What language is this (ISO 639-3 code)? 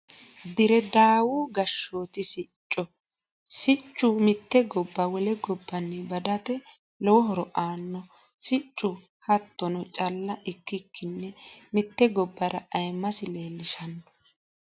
sid